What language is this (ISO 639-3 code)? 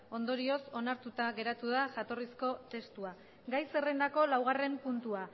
eus